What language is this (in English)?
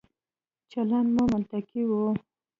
Pashto